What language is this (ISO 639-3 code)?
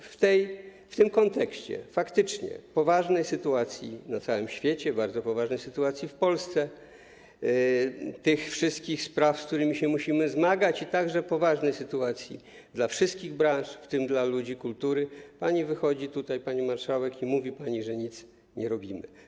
pol